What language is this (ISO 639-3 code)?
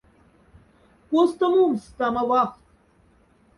mdf